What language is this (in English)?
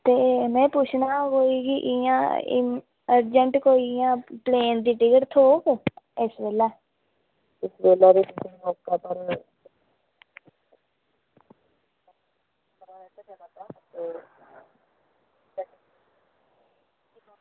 Dogri